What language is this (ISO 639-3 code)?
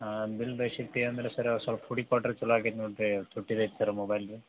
kan